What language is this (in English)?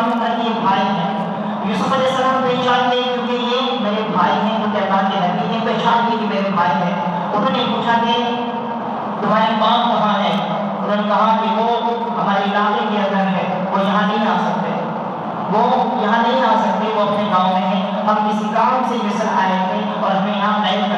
Urdu